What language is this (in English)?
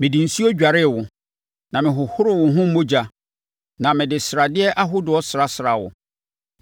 Akan